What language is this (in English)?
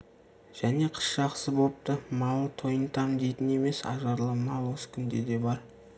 Kazakh